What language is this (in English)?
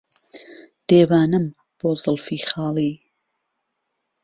Central Kurdish